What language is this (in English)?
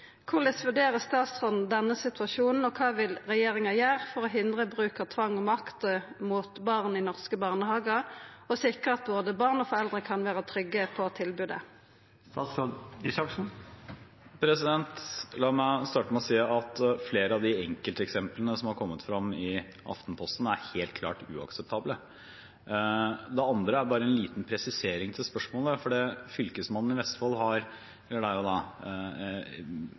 Norwegian